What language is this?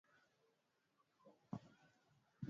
Swahili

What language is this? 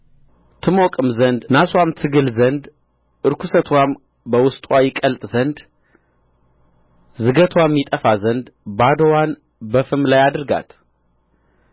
Amharic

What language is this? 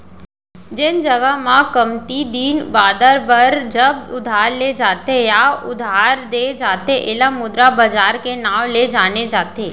Chhattisgarhi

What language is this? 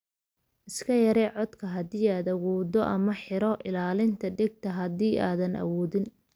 Somali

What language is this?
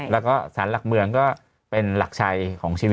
Thai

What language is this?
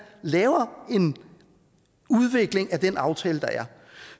Danish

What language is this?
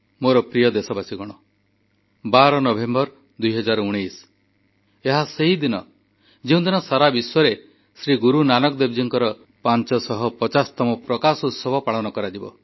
Odia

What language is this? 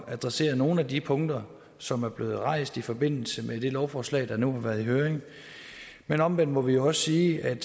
Danish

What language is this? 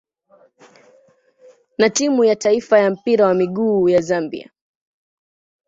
Swahili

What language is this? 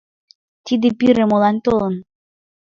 Mari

